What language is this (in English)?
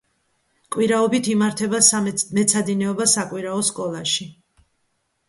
Georgian